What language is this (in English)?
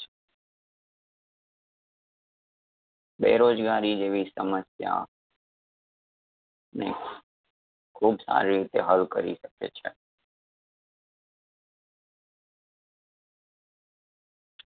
Gujarati